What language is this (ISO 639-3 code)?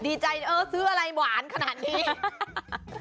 tha